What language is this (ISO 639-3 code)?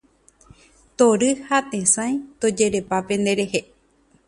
grn